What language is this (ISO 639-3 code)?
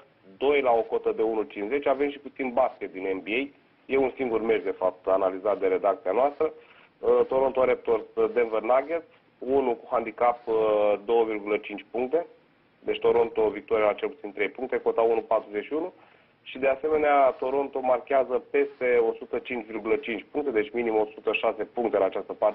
ron